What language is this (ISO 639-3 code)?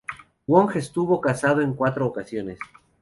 spa